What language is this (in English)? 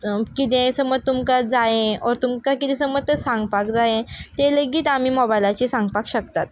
Konkani